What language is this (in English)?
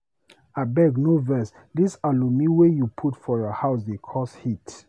Nigerian Pidgin